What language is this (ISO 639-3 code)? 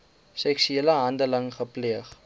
afr